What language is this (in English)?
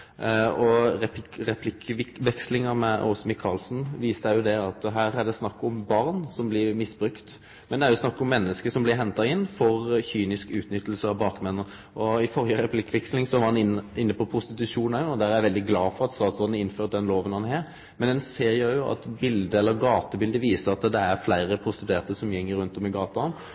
Norwegian Nynorsk